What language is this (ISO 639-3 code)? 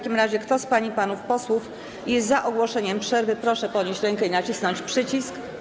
pol